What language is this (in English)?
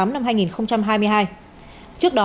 Vietnamese